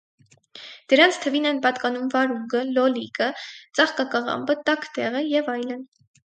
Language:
Armenian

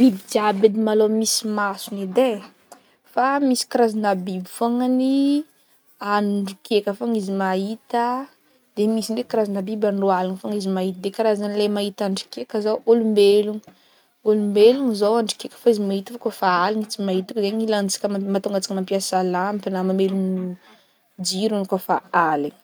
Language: Northern Betsimisaraka Malagasy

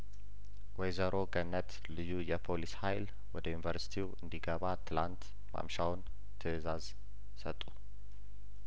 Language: Amharic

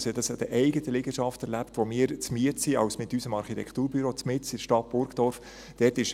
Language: Swiss German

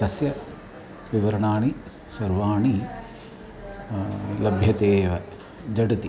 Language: Sanskrit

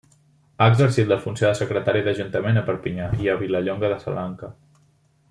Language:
Catalan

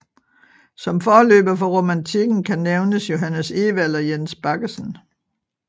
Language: Danish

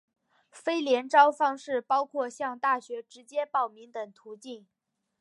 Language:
Chinese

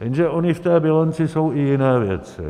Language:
Czech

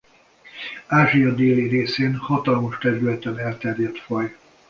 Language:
Hungarian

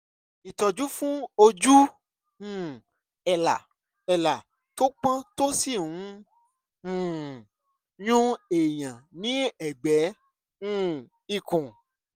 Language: Yoruba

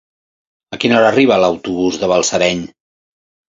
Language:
Catalan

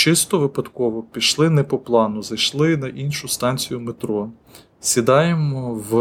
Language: Ukrainian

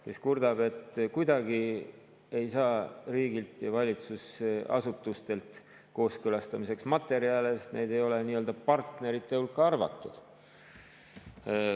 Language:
Estonian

